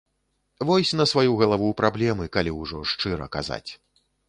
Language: Belarusian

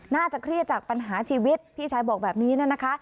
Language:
Thai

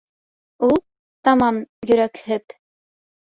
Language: Bashkir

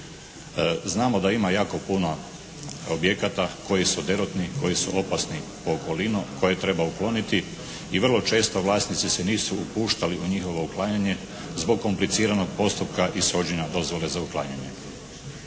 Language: Croatian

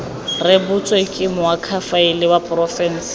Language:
Tswana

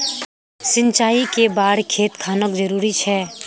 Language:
Magahi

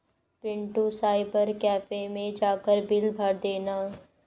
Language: Hindi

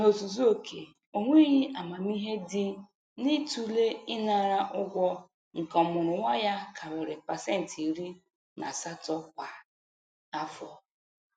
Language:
Igbo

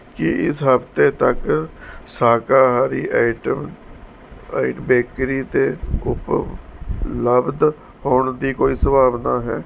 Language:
Punjabi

